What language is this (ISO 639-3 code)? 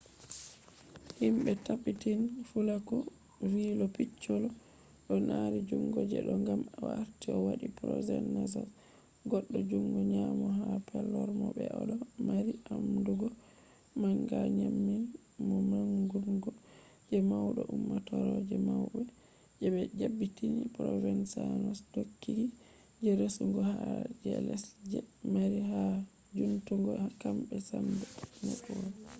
ful